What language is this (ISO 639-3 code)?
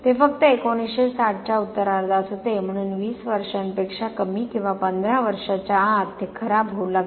mar